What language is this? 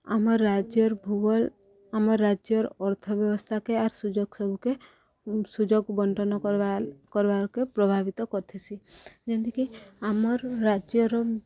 Odia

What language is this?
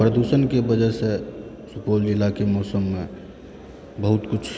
Maithili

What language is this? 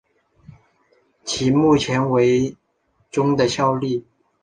Chinese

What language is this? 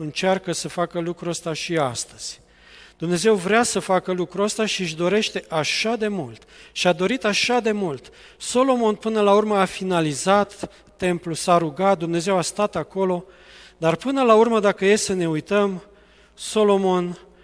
Romanian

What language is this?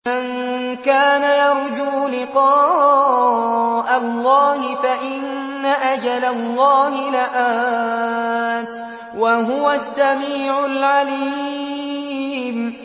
Arabic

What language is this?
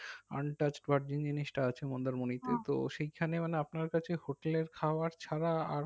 Bangla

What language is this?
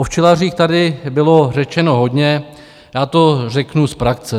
Czech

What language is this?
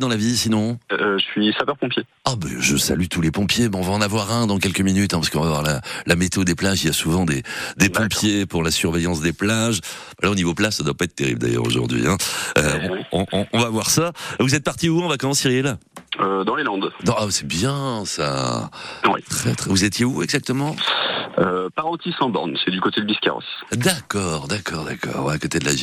French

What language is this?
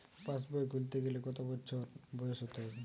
Bangla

